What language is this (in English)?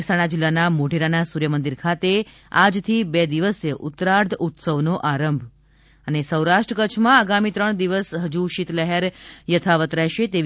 Gujarati